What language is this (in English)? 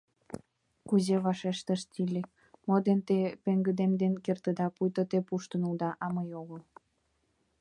Mari